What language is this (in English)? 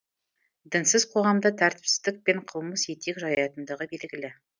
Kazakh